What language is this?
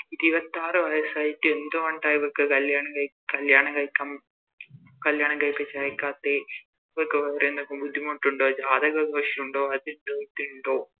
Malayalam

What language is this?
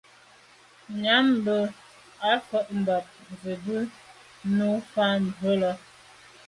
Medumba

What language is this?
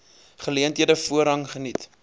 Afrikaans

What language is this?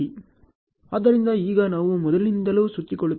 Kannada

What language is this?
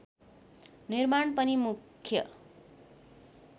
Nepali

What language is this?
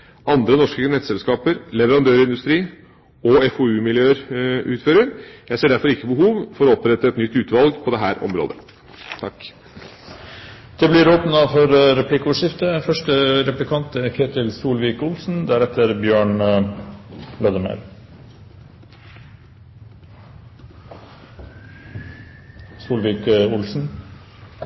Norwegian Bokmål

